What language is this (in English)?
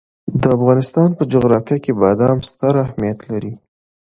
Pashto